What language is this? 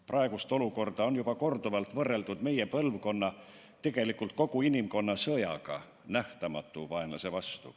Estonian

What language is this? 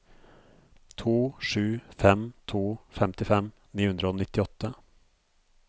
Norwegian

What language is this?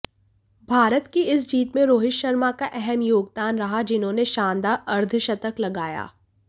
Hindi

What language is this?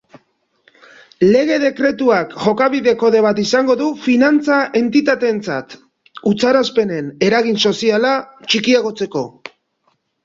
Basque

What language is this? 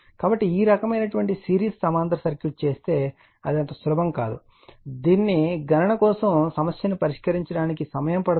Telugu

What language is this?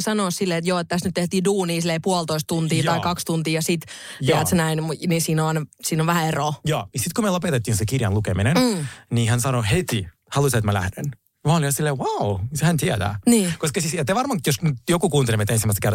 Finnish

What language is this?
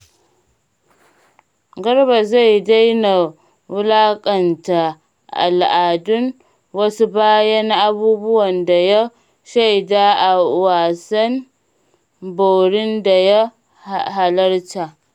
Hausa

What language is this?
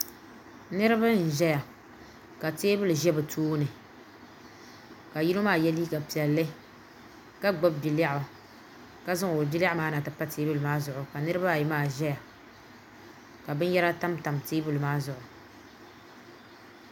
Dagbani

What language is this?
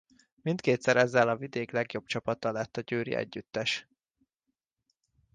Hungarian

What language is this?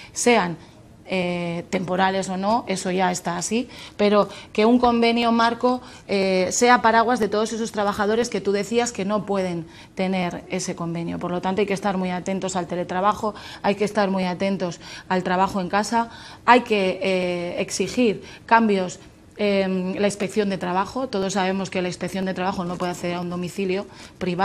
Spanish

